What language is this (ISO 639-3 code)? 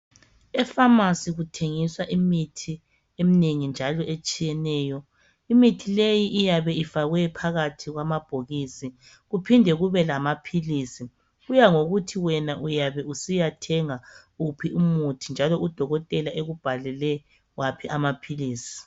nde